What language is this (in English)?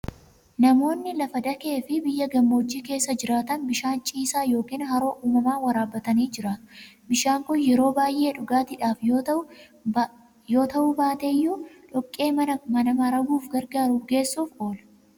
Oromo